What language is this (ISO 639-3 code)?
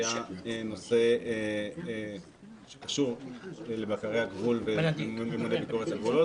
heb